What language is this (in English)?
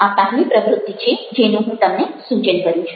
Gujarati